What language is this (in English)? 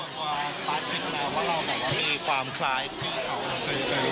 Thai